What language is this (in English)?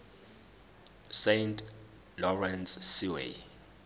Zulu